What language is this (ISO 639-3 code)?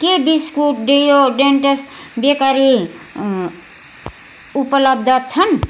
nep